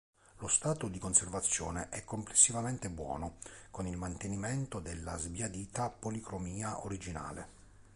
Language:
Italian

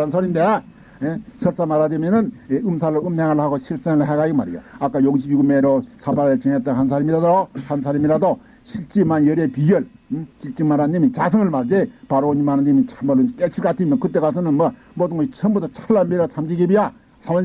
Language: Korean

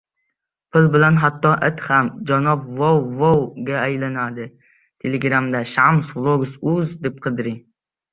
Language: Uzbek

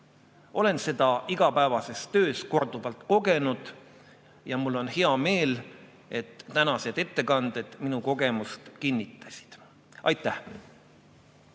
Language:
Estonian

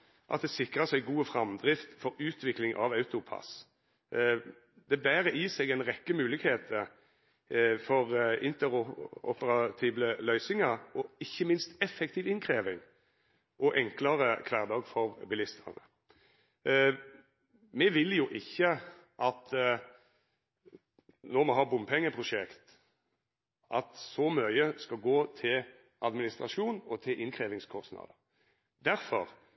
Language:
Norwegian Nynorsk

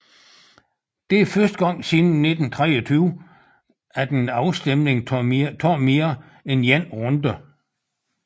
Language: Danish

